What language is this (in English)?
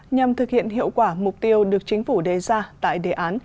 Vietnamese